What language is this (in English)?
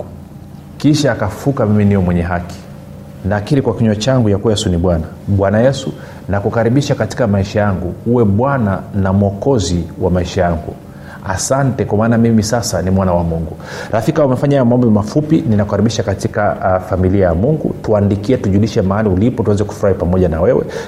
Swahili